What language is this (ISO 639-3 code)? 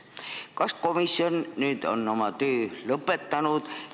est